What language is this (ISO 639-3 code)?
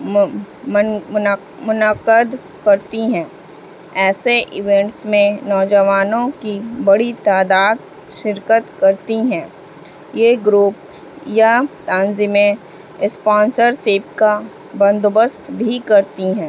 urd